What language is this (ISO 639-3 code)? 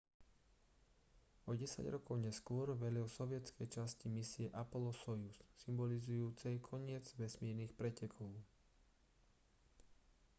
slk